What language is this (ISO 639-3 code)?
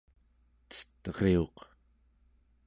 esu